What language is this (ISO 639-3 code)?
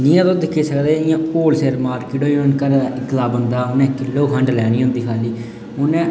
doi